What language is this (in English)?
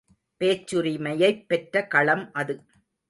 Tamil